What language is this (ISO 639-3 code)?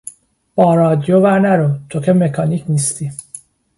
fas